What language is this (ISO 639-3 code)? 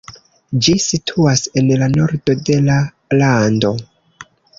epo